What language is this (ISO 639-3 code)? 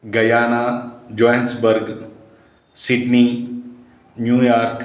san